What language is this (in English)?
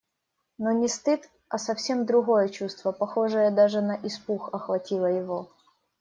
Russian